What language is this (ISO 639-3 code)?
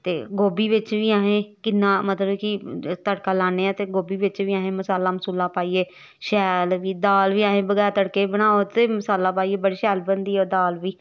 doi